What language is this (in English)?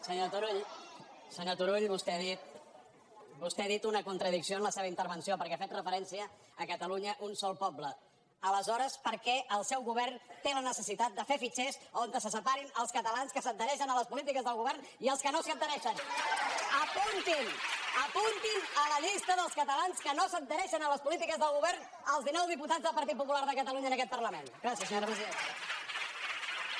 Catalan